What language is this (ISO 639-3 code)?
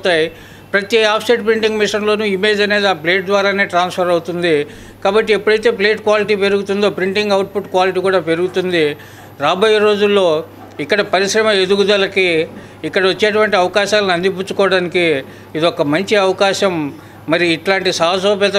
tel